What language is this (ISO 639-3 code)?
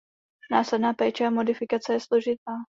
ces